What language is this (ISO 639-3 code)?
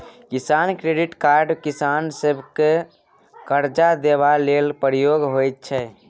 mai